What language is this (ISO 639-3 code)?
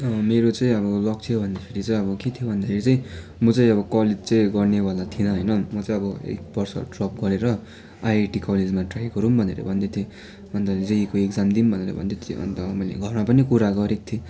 nep